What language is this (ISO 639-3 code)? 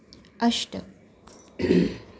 san